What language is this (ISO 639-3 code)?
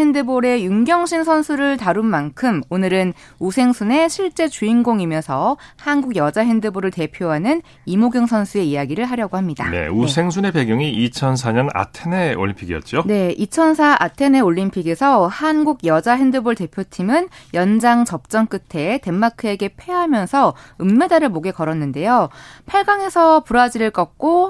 kor